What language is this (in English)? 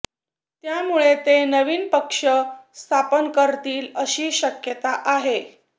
Marathi